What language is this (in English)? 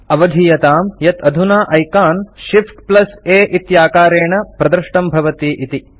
Sanskrit